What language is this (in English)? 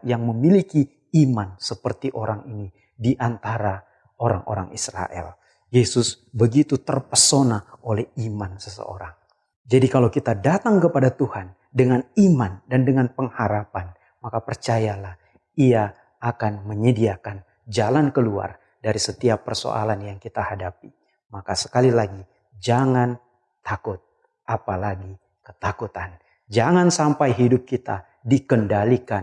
Indonesian